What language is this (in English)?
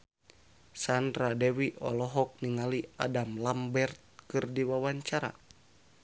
Sundanese